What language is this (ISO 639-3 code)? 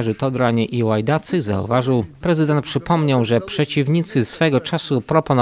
pol